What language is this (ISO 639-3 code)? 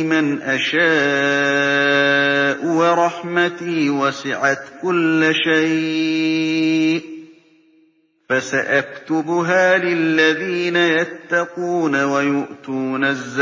ara